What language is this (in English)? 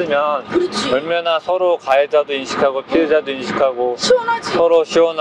Korean